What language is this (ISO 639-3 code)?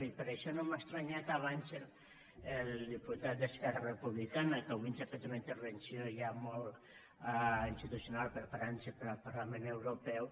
cat